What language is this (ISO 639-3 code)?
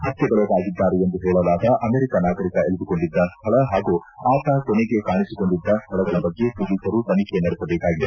kan